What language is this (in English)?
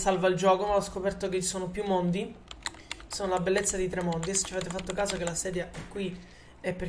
Italian